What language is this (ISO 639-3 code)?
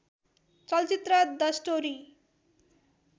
nep